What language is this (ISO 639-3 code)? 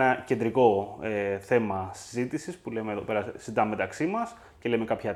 ell